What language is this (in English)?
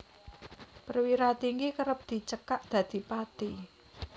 Javanese